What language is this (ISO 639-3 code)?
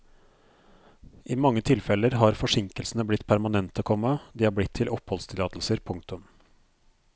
nor